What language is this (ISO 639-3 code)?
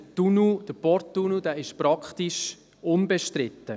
gsw